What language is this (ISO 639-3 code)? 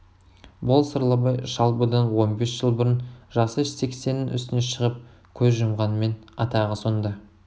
kaz